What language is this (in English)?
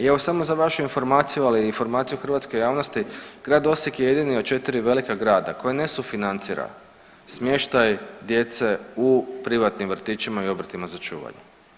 Croatian